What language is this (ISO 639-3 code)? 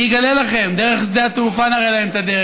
heb